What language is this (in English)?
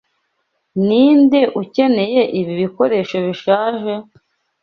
Kinyarwanda